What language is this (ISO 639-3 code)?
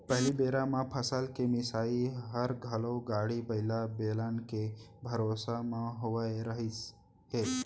hne